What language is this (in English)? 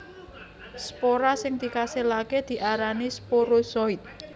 Javanese